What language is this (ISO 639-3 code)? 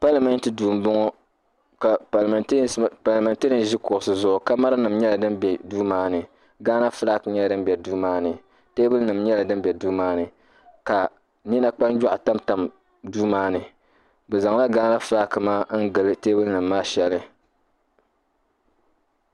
dag